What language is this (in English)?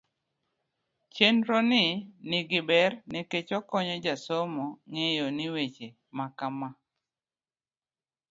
Luo (Kenya and Tanzania)